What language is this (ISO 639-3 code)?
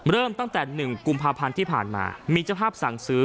tha